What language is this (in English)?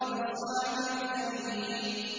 Arabic